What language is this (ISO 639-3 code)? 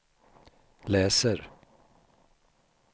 swe